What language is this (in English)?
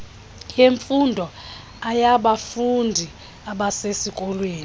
Xhosa